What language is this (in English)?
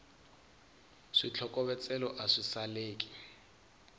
Tsonga